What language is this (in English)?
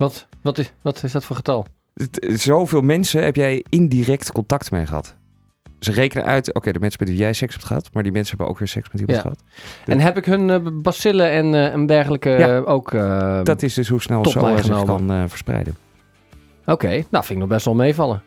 Dutch